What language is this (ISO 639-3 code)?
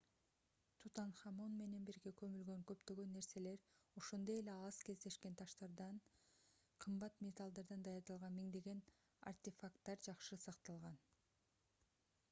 kir